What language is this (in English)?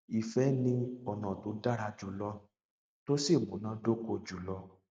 Yoruba